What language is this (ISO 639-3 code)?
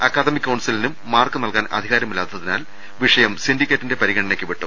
mal